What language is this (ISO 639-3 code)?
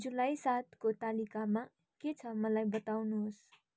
nep